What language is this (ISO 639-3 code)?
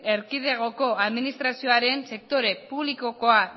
eus